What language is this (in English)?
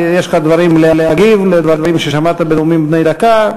Hebrew